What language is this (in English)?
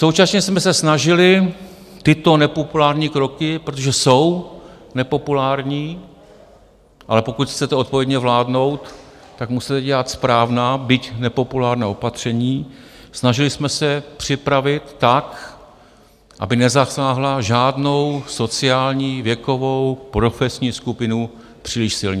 Czech